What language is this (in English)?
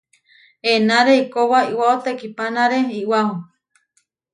Huarijio